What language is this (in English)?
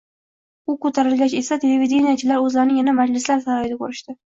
Uzbek